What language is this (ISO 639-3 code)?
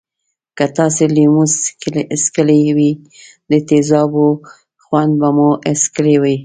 pus